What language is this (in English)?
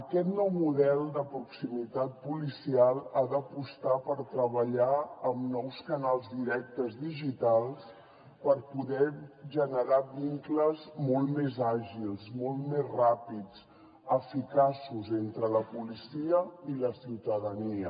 Catalan